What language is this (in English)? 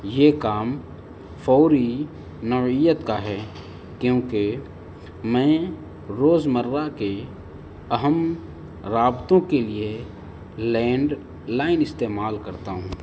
Urdu